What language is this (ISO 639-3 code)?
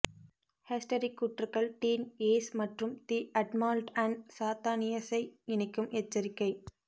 tam